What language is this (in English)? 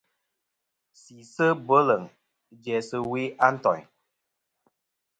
Kom